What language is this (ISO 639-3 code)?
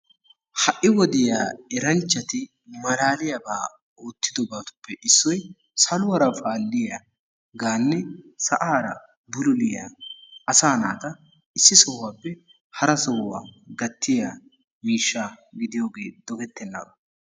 wal